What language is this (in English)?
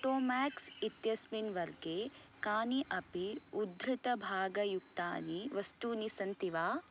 Sanskrit